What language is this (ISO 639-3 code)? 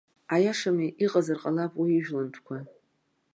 abk